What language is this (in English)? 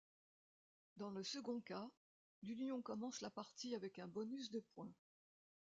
French